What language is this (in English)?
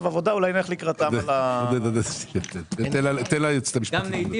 Hebrew